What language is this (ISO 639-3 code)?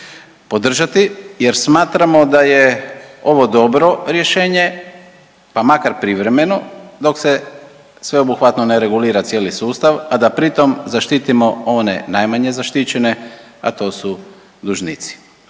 hrv